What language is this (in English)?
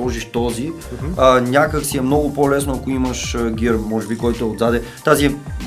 Bulgarian